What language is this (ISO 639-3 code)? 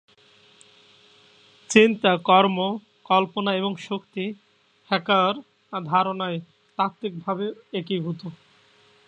ben